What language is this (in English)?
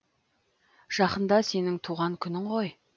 Kazakh